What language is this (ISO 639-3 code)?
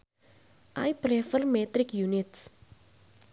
sun